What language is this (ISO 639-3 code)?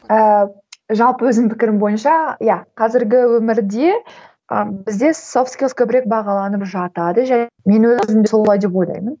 kaz